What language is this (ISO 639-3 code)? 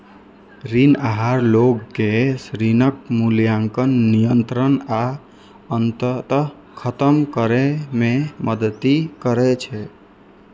mai